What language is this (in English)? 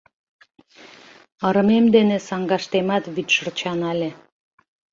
Mari